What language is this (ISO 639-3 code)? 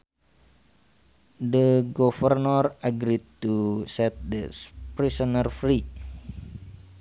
sun